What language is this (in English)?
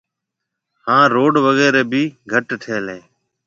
Marwari (Pakistan)